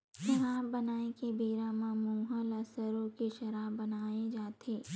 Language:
Chhattisgarhi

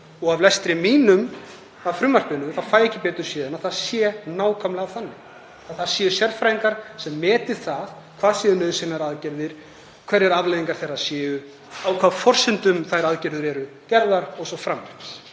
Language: Icelandic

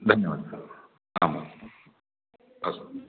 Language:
Sanskrit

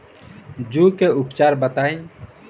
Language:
Bhojpuri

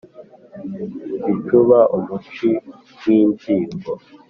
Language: Kinyarwanda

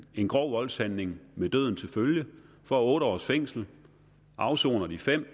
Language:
Danish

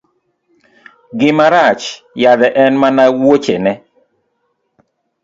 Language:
Luo (Kenya and Tanzania)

